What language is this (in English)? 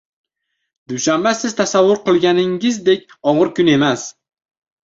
Uzbek